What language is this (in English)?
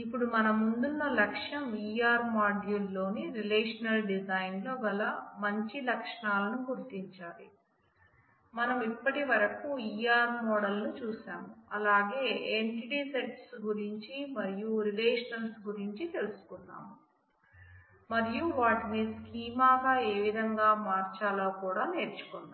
Telugu